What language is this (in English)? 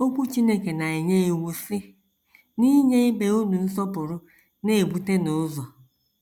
Igbo